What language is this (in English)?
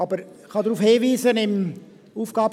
Swiss German